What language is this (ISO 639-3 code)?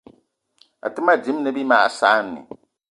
eto